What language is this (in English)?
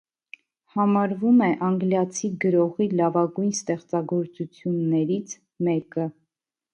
Armenian